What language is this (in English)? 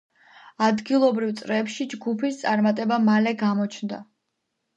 Georgian